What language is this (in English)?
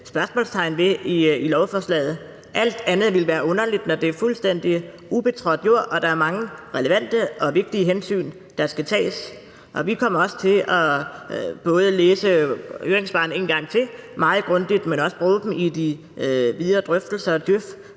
Danish